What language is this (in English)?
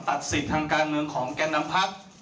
Thai